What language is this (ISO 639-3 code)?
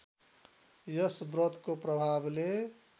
nep